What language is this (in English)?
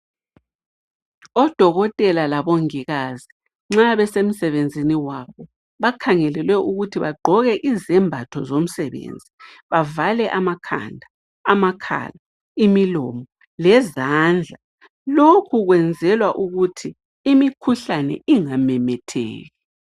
North Ndebele